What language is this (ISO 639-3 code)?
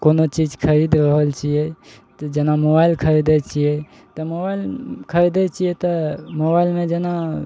mai